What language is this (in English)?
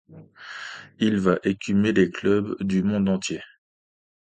French